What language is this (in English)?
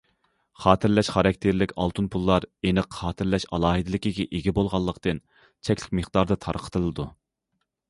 Uyghur